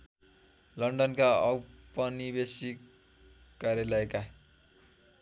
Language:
Nepali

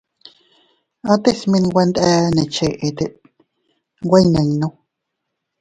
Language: Teutila Cuicatec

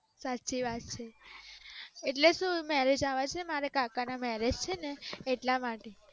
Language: Gujarati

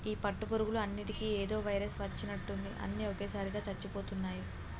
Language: Telugu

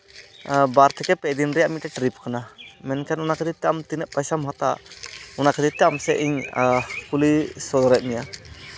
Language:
Santali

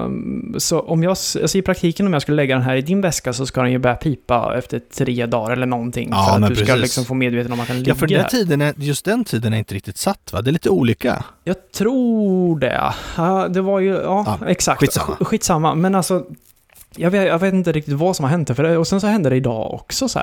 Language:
Swedish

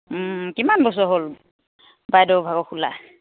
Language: Assamese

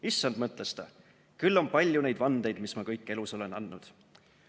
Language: Estonian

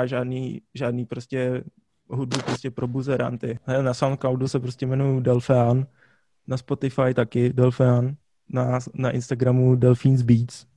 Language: Czech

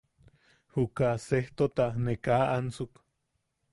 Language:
Yaqui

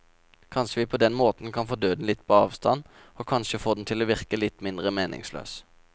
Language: Norwegian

